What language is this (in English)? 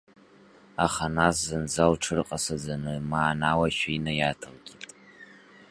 Abkhazian